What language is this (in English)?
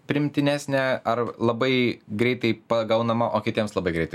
Lithuanian